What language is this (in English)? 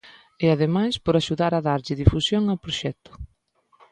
Galician